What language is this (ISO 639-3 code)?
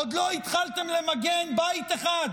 heb